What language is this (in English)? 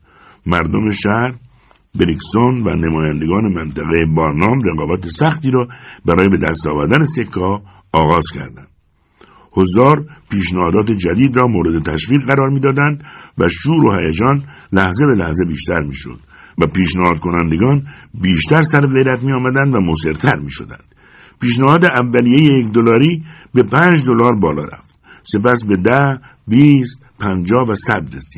Persian